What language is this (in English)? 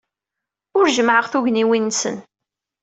Kabyle